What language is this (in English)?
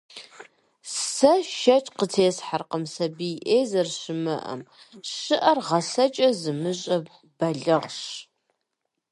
Kabardian